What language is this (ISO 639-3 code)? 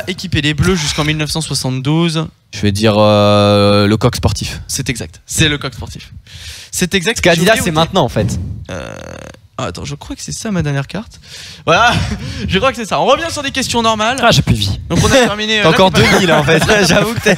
fra